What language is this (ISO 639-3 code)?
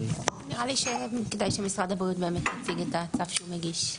heb